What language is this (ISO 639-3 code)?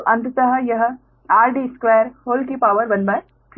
hin